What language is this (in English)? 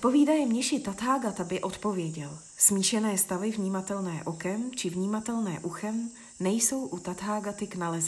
Czech